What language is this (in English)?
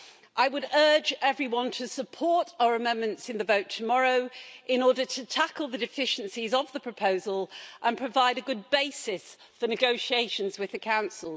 English